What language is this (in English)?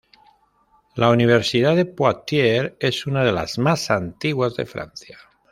Spanish